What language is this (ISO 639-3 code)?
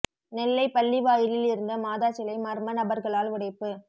tam